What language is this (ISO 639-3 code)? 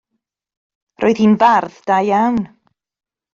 cym